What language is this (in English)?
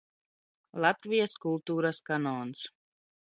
Latvian